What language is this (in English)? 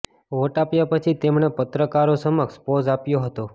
Gujarati